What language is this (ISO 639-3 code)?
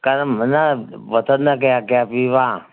mni